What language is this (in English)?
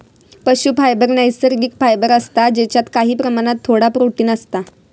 Marathi